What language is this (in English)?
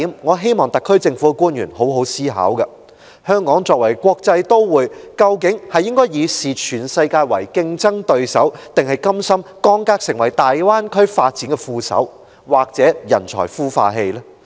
Cantonese